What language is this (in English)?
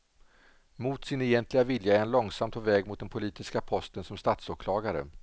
Swedish